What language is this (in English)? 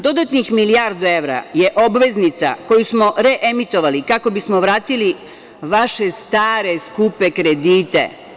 Serbian